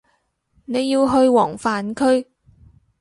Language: Cantonese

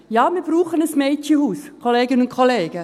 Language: Swiss German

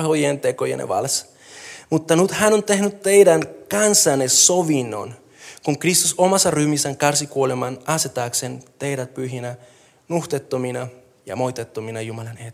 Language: Finnish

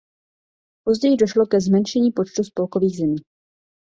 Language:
Czech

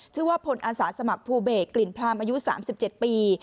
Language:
Thai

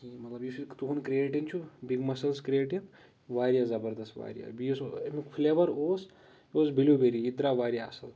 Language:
Kashmiri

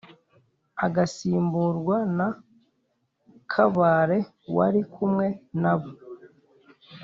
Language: Kinyarwanda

